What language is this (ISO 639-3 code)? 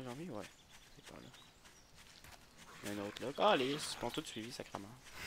fra